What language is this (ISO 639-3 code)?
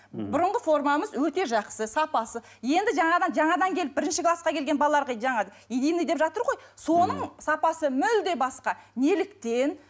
kaz